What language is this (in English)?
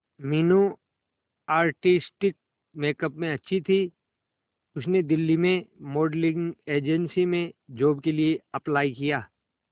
Hindi